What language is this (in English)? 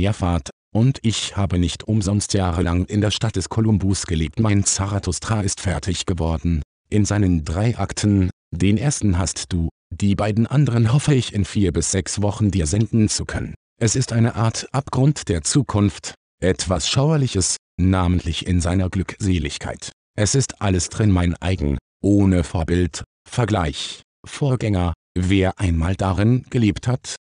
German